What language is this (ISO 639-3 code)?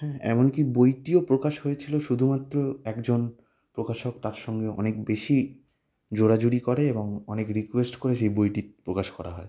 ben